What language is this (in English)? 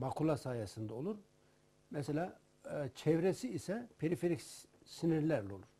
Turkish